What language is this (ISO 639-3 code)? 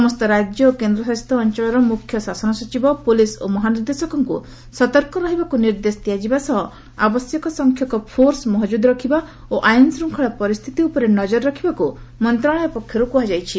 ori